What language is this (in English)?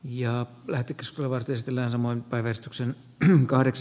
Finnish